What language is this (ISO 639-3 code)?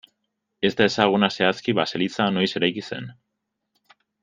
eus